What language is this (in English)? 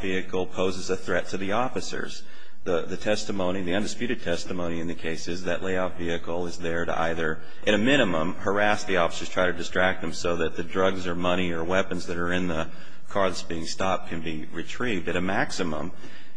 English